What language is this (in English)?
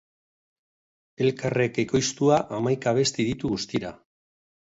Basque